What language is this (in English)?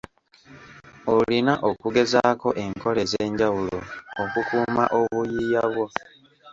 Ganda